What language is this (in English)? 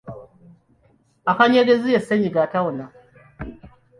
Ganda